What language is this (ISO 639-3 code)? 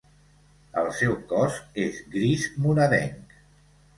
cat